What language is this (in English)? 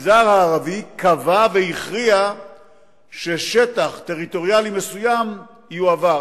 Hebrew